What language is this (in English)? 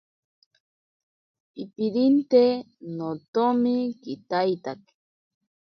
Ashéninka Perené